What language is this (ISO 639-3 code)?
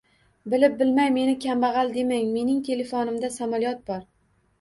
uzb